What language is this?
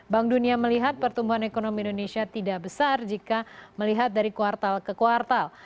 Indonesian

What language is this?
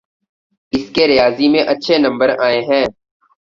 Urdu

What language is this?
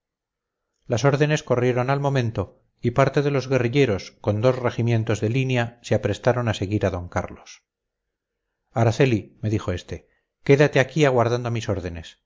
Spanish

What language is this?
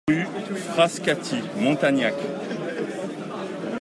French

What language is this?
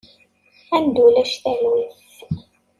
Kabyle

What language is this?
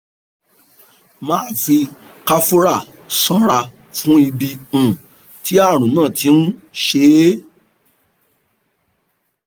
Yoruba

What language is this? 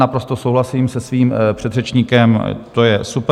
Czech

